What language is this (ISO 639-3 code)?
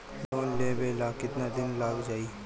bho